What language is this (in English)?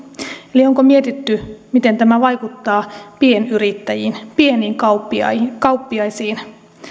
Finnish